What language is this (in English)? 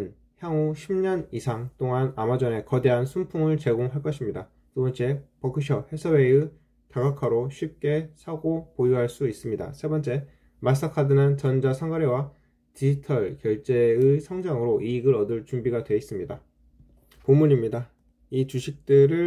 Korean